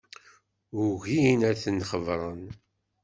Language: Kabyle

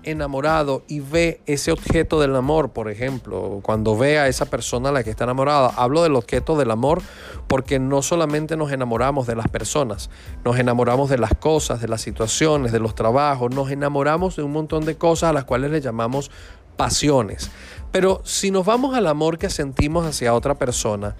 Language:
Spanish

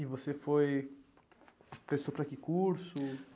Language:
Portuguese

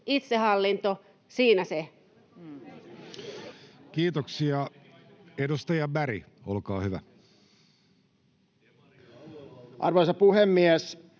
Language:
Finnish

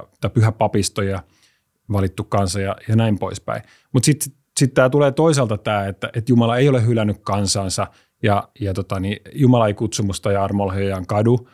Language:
Finnish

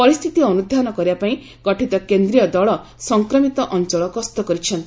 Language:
Odia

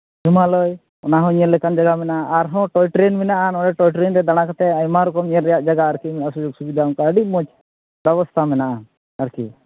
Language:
Santali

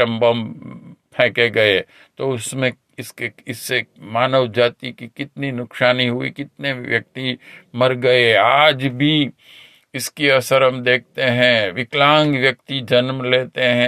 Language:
Hindi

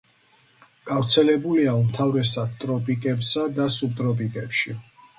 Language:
Georgian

